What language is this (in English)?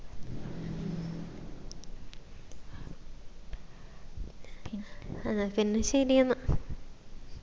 Malayalam